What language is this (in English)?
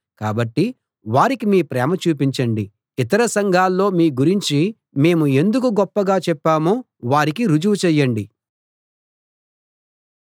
Telugu